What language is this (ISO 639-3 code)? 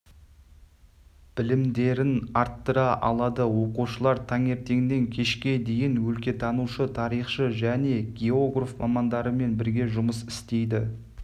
kaz